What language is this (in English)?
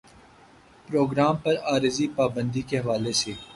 Urdu